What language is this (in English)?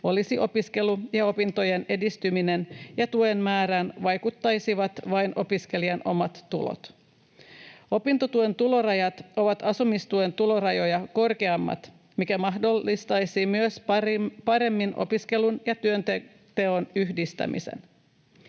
Finnish